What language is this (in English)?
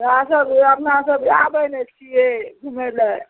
Maithili